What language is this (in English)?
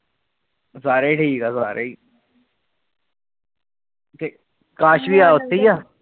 Punjabi